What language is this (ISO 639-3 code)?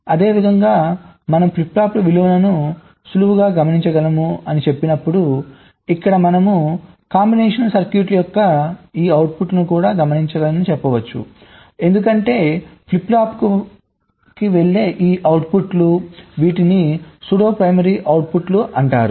tel